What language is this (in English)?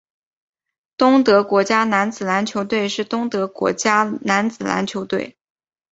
Chinese